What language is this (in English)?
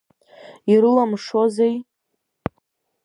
Abkhazian